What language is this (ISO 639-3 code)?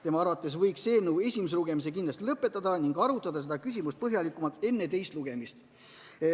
est